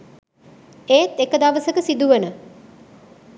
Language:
Sinhala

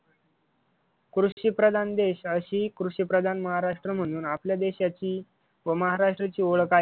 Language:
Marathi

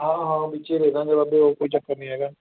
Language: Punjabi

